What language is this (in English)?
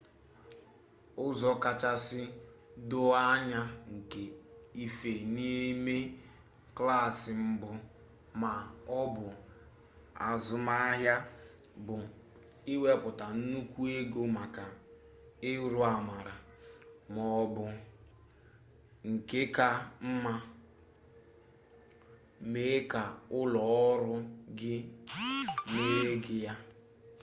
Igbo